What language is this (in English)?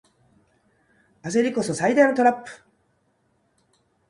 Japanese